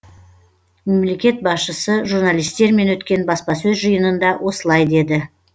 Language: Kazakh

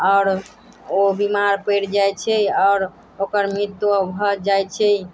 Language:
Maithili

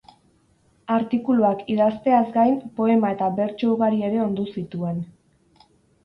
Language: Basque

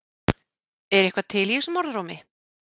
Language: Icelandic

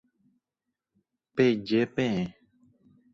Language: Guarani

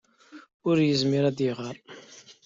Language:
Kabyle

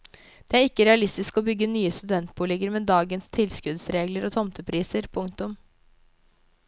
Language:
Norwegian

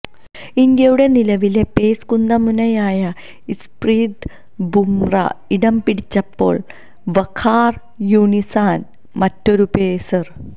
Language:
Malayalam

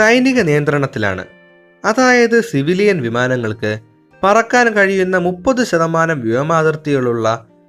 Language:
Malayalam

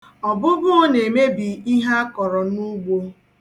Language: Igbo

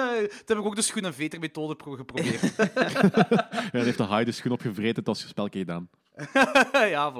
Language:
Dutch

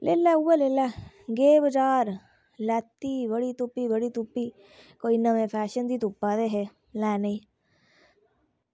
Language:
Dogri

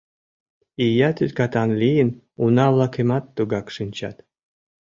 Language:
Mari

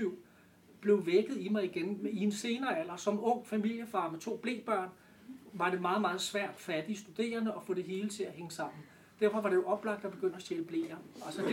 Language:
Danish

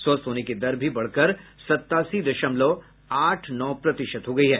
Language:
Hindi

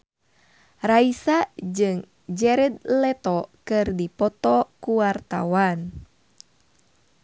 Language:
Sundanese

